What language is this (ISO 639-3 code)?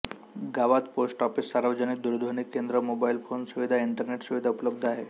mar